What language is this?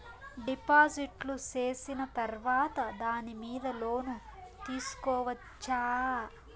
Telugu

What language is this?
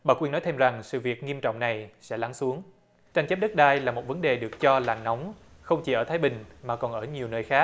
Vietnamese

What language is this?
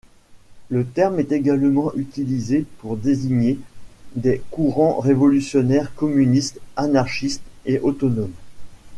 French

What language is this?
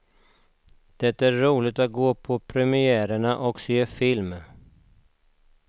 Swedish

